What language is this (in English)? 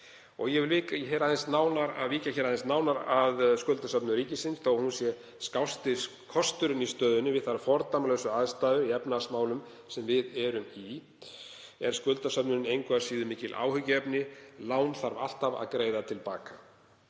Icelandic